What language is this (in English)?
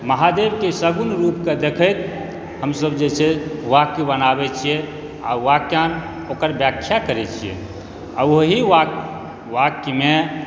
Maithili